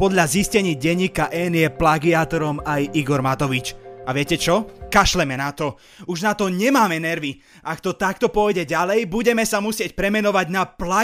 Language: Slovak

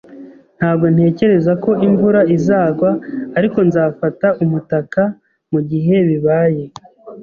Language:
Kinyarwanda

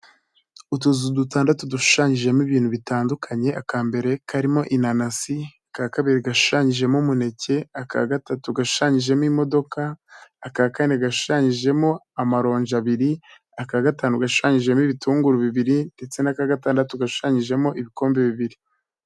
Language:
Kinyarwanda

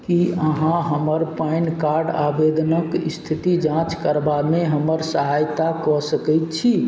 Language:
Maithili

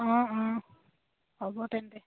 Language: Assamese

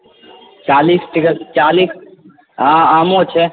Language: Maithili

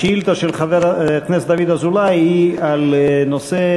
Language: Hebrew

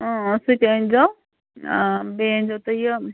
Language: Kashmiri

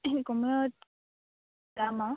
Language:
Assamese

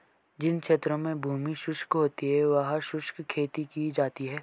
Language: Hindi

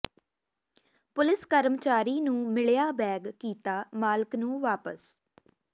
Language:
Punjabi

